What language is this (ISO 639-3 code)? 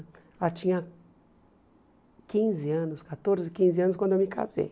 por